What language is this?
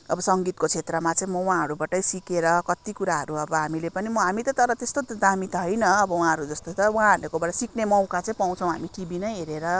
Nepali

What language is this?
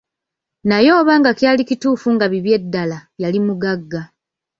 Ganda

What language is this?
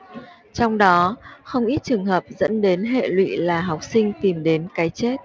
Vietnamese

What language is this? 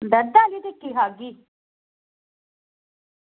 Dogri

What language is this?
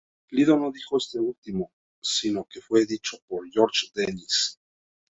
Spanish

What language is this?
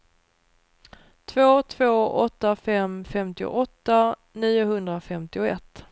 Swedish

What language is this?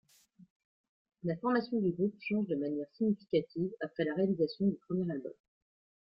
French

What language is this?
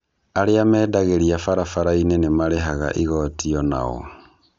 Kikuyu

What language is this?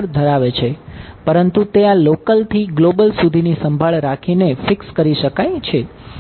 Gujarati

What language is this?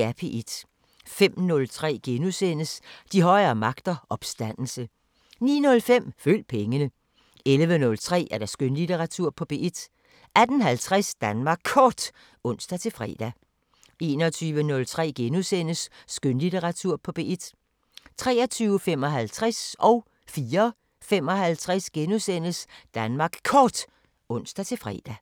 Danish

